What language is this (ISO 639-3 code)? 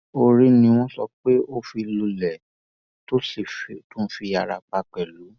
yor